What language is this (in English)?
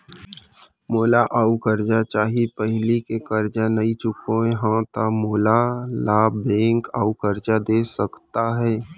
Chhattisgarhi